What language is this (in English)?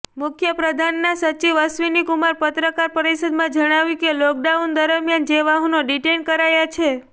Gujarati